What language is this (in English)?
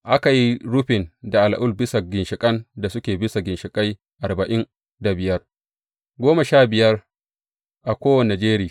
Hausa